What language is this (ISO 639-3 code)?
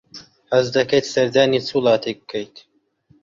ckb